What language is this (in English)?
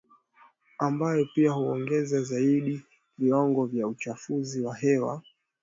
Swahili